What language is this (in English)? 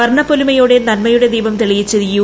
Malayalam